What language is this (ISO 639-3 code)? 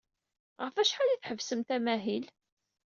kab